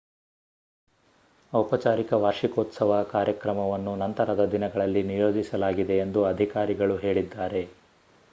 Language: Kannada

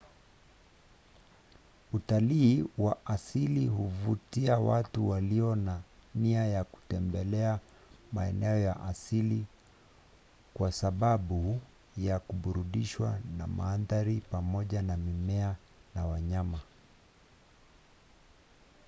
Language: Swahili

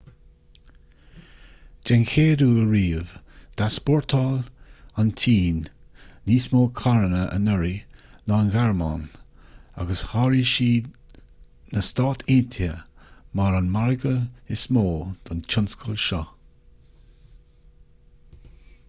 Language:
Irish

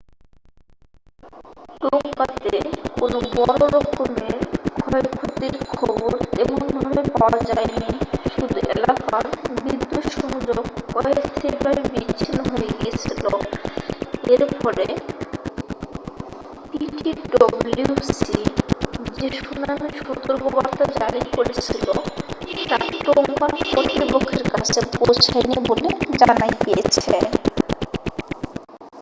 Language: Bangla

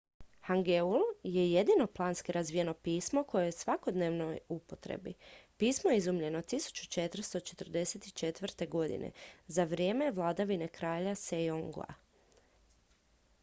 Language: Croatian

